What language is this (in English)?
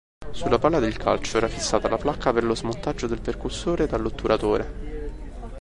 Italian